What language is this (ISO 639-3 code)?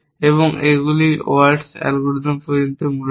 ben